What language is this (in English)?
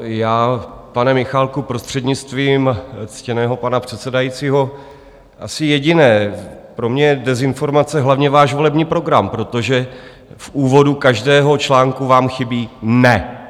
Czech